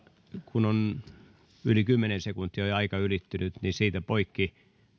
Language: Finnish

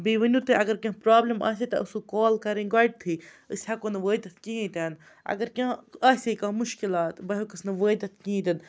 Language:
Kashmiri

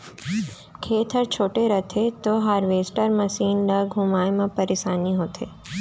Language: Chhattisgarhi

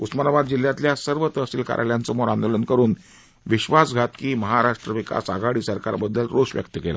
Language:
Marathi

